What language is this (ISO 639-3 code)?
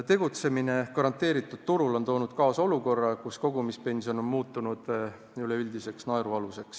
est